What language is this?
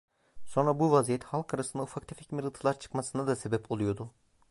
Turkish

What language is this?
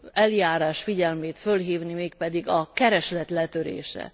Hungarian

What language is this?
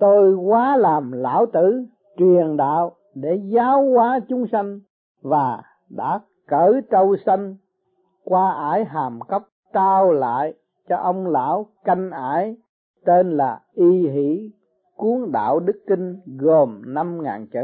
Vietnamese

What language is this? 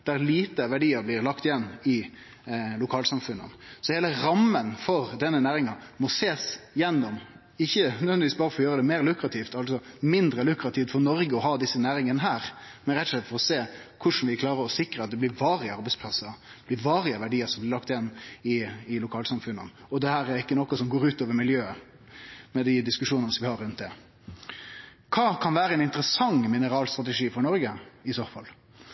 Norwegian Nynorsk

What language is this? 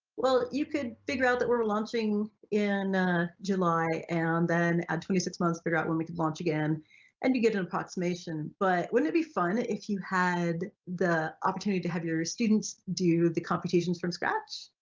English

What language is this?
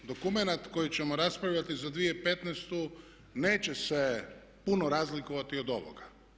Croatian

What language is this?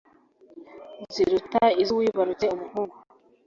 Kinyarwanda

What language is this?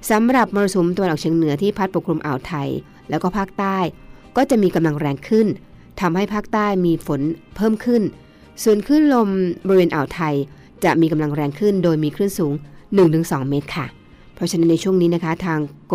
Thai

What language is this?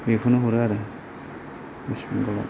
Bodo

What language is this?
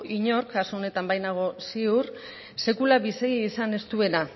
Basque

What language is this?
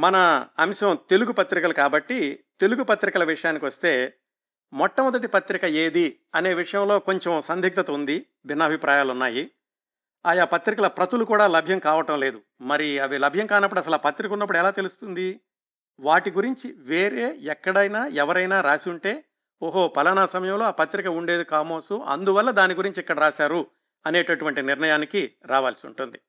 Telugu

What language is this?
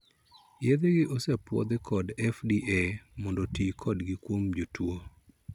Luo (Kenya and Tanzania)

